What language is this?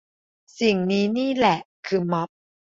Thai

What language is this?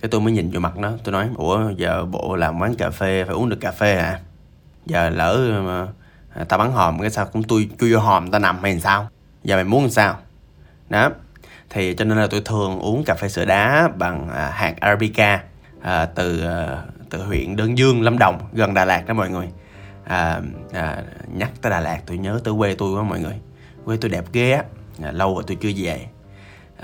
Vietnamese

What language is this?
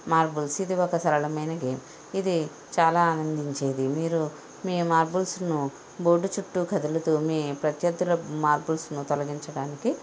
Telugu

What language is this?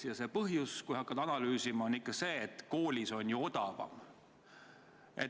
Estonian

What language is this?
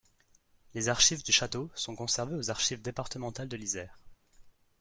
French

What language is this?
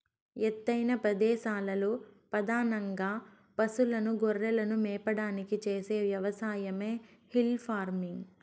Telugu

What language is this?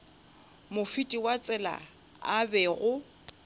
Northern Sotho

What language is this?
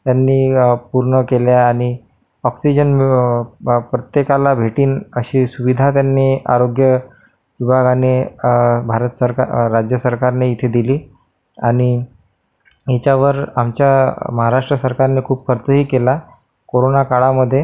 Marathi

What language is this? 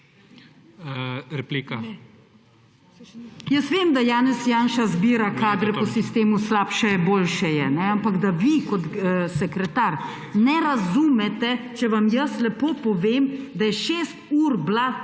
Slovenian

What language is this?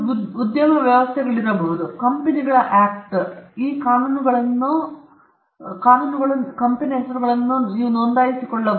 Kannada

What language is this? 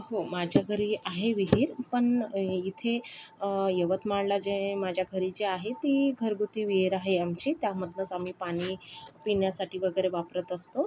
Marathi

